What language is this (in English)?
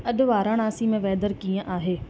Sindhi